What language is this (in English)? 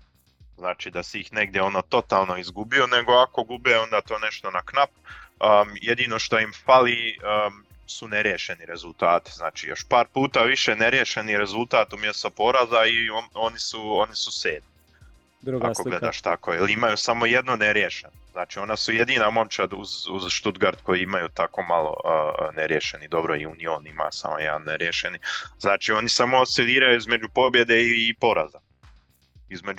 Croatian